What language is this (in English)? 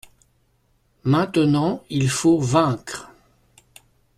French